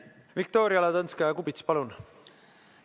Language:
Estonian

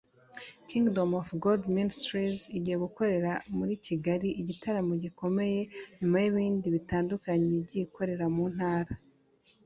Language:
Kinyarwanda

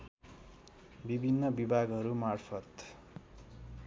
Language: Nepali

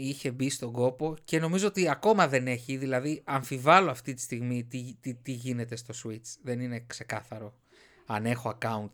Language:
Greek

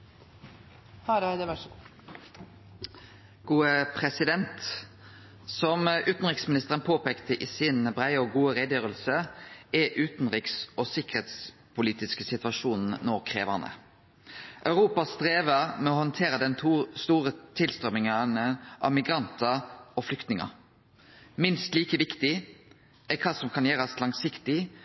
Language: Norwegian Nynorsk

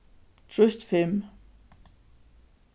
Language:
Faroese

